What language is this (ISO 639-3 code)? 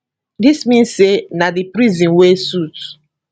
pcm